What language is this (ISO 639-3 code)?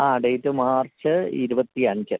mal